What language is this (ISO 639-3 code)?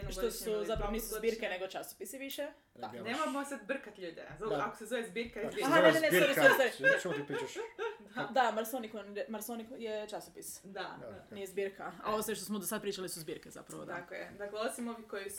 hrv